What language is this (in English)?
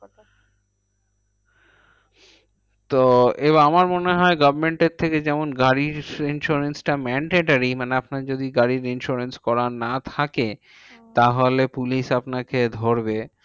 Bangla